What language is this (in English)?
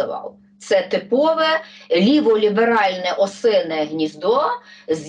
Ukrainian